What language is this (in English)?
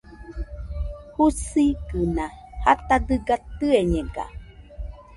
Nüpode Huitoto